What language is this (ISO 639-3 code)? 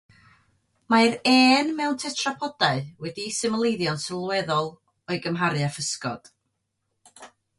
cym